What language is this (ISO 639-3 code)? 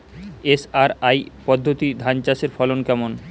ben